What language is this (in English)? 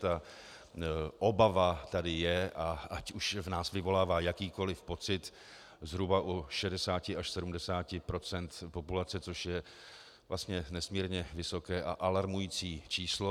Czech